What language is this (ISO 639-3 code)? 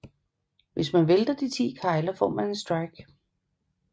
dan